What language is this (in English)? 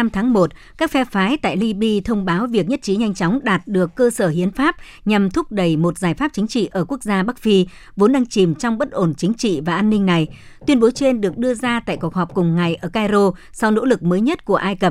Vietnamese